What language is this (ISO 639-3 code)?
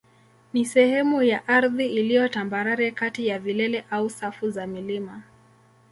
swa